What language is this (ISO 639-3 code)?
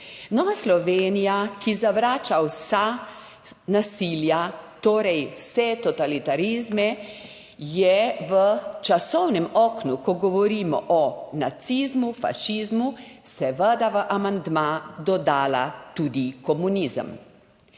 slv